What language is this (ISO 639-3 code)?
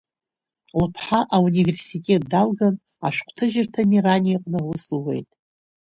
abk